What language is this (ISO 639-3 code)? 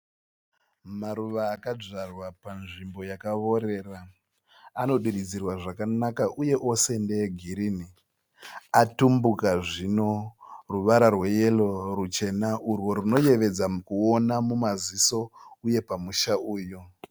sna